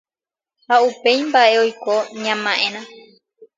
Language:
Guarani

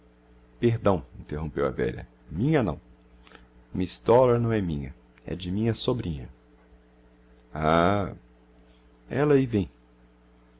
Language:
Portuguese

